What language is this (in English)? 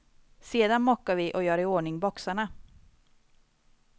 Swedish